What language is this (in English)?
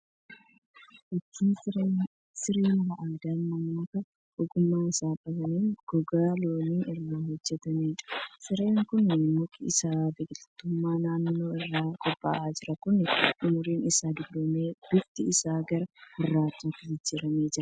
Oromo